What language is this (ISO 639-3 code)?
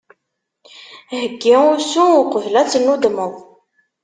kab